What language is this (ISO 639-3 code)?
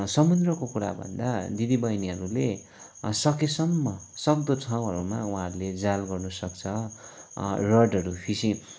nep